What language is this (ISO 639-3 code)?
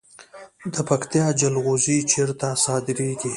pus